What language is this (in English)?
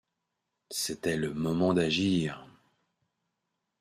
French